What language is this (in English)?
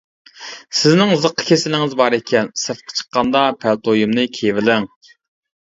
Uyghur